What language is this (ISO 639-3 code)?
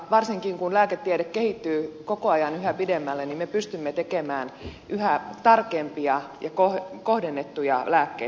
fin